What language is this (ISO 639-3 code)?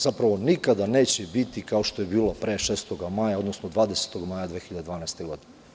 srp